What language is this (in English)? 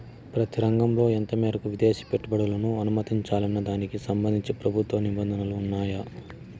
Telugu